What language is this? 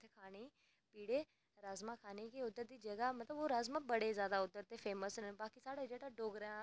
Dogri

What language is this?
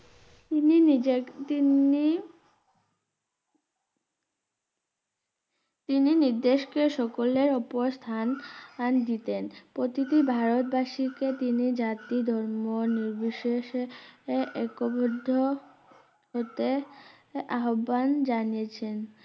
Bangla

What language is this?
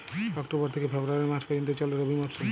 Bangla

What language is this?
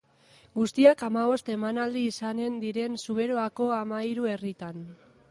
Basque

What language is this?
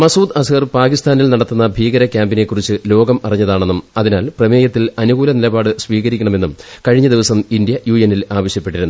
Malayalam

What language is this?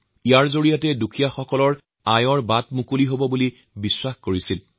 Assamese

